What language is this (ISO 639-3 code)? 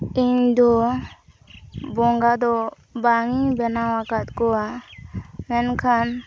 sat